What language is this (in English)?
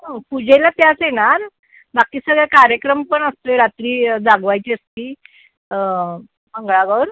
Marathi